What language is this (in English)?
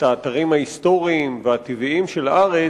Hebrew